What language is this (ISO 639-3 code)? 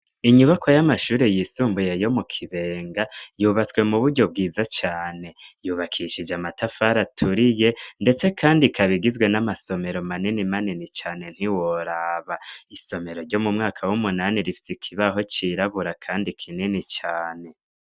run